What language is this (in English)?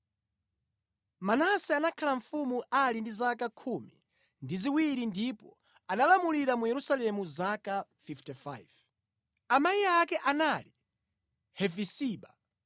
Nyanja